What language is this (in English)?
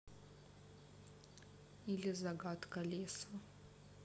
Russian